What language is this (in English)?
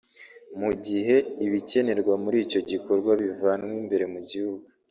Kinyarwanda